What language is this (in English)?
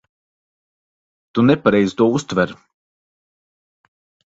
Latvian